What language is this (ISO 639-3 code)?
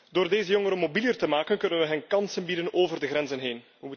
nld